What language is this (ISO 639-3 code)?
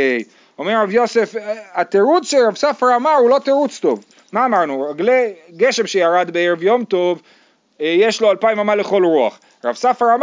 heb